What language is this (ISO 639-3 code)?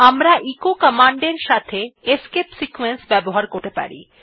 ben